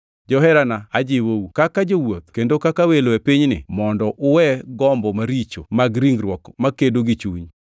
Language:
Luo (Kenya and Tanzania)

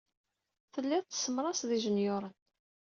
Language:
Kabyle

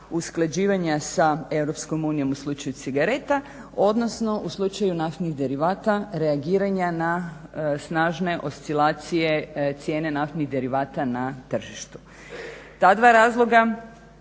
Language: Croatian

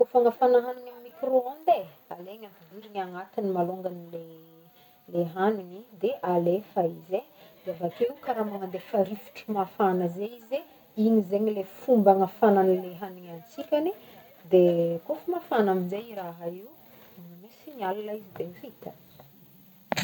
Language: Northern Betsimisaraka Malagasy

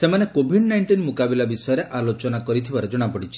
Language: Odia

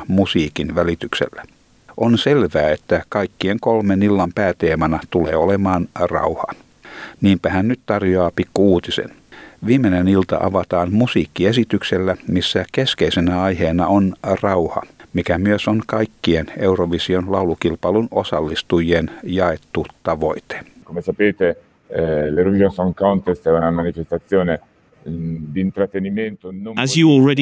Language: Finnish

